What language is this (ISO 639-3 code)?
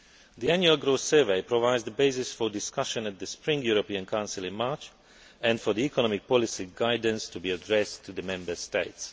eng